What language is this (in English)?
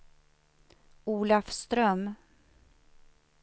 Swedish